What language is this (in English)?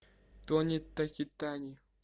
Russian